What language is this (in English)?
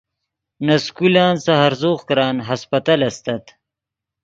Yidgha